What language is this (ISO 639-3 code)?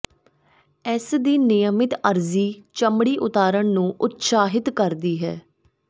pan